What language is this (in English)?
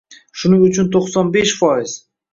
Uzbek